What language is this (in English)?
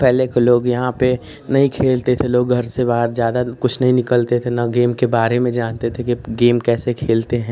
Hindi